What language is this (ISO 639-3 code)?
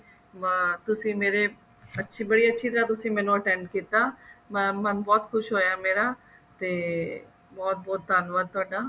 pan